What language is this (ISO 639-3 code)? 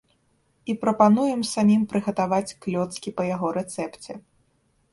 bel